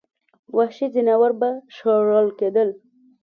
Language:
Pashto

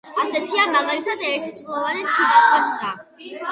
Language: Georgian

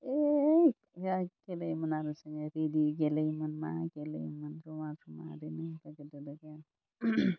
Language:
Bodo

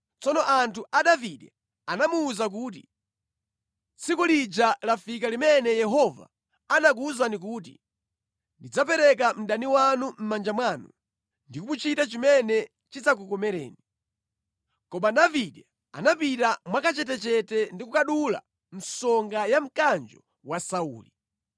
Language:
Nyanja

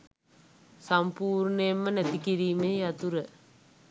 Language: Sinhala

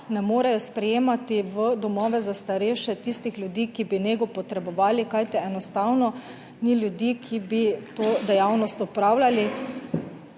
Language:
Slovenian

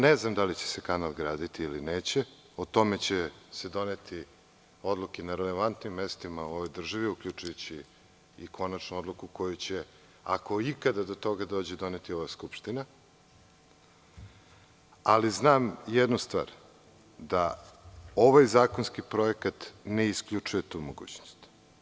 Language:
Serbian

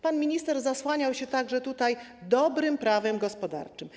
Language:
Polish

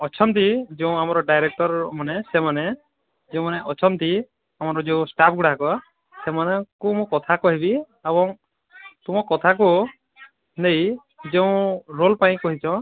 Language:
Odia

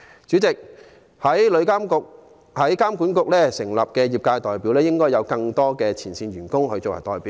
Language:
Cantonese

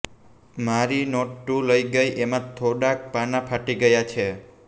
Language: Gujarati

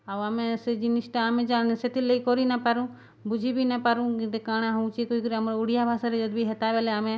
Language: Odia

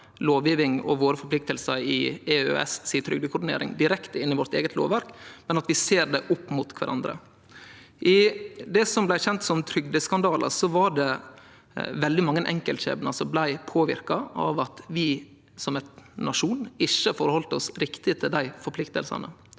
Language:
Norwegian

